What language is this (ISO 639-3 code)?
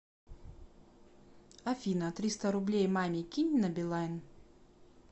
rus